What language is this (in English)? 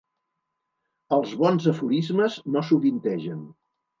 Catalan